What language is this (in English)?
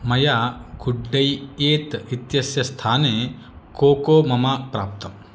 Sanskrit